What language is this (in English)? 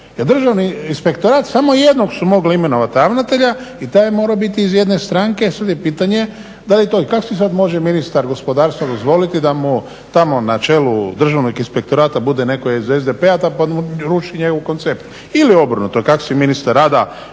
Croatian